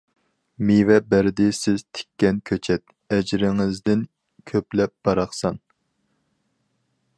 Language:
Uyghur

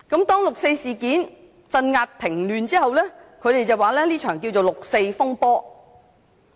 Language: Cantonese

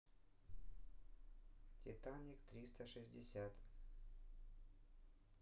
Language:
Russian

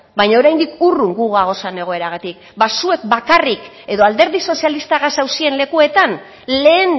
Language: Basque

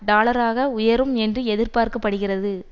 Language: Tamil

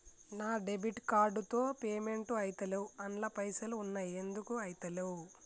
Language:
Telugu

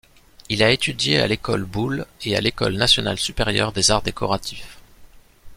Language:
French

